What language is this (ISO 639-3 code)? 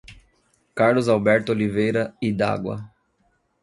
por